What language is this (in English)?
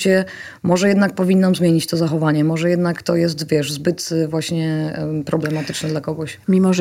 Polish